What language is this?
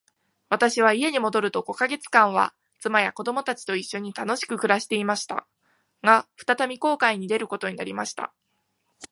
Japanese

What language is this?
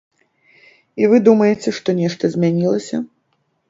Belarusian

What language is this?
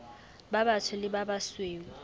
Southern Sotho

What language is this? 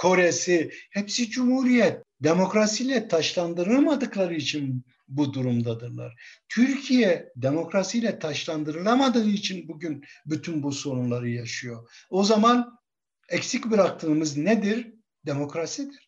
Turkish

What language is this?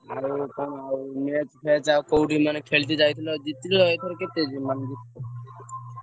Odia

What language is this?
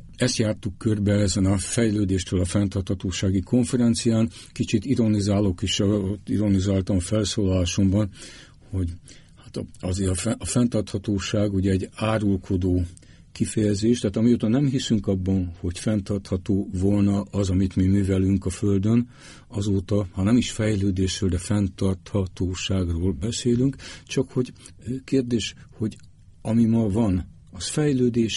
Hungarian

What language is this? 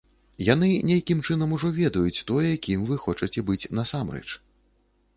Belarusian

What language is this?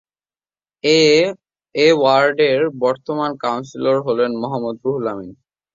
Bangla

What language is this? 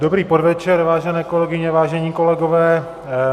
Czech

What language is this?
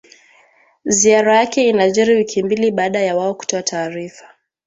Swahili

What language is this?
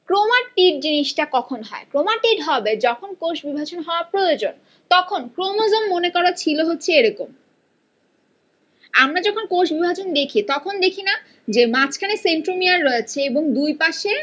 Bangla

